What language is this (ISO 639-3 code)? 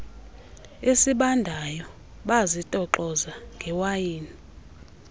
xho